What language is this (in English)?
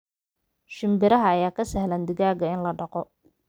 Somali